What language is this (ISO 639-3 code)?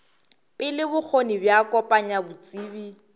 nso